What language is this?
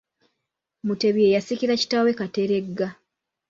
Ganda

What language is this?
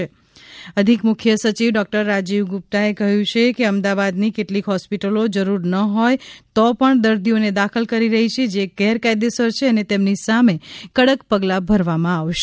Gujarati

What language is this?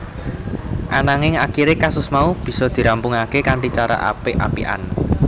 Javanese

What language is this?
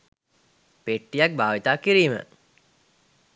Sinhala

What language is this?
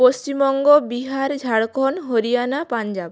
Bangla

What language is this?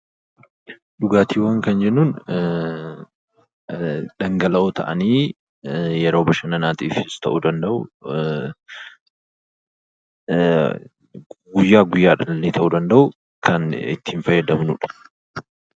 Oromo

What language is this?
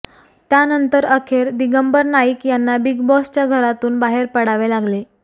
Marathi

